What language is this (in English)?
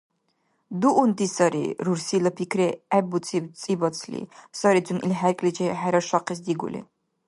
Dargwa